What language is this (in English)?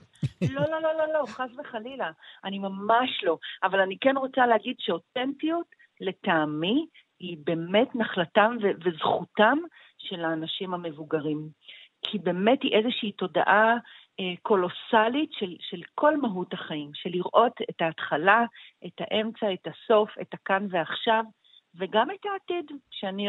Hebrew